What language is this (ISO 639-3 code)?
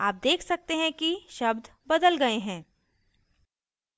hin